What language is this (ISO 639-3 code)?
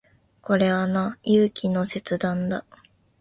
jpn